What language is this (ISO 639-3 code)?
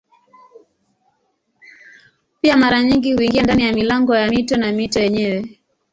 swa